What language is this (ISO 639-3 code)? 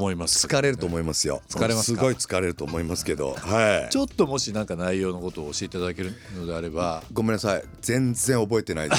jpn